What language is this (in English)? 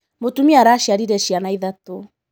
Kikuyu